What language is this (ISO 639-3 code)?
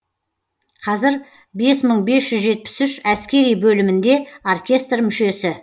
kaz